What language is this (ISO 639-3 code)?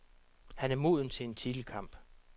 dan